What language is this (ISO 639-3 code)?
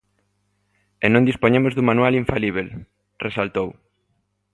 glg